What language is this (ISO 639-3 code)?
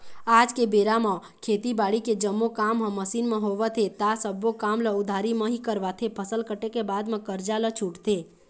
hne